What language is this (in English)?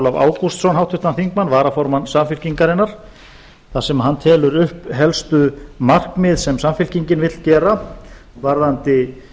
Icelandic